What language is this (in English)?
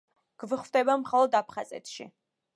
Georgian